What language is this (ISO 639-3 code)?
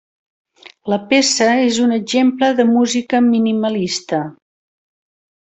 cat